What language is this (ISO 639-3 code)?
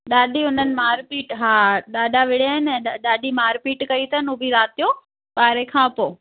snd